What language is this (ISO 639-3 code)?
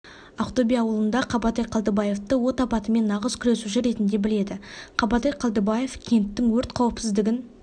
kaz